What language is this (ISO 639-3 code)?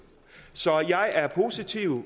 dan